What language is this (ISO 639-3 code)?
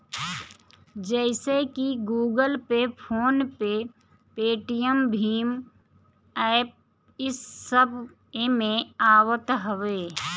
bho